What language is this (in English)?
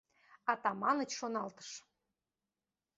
Mari